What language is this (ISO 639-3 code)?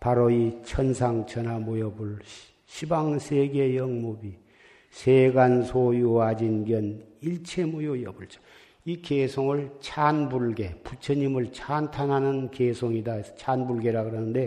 kor